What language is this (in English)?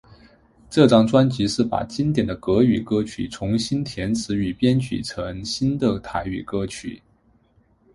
Chinese